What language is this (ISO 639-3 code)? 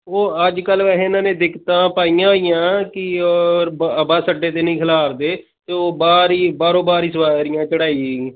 pan